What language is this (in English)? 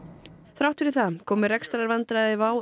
Icelandic